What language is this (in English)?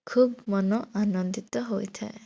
Odia